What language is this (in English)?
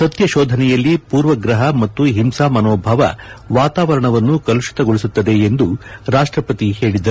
Kannada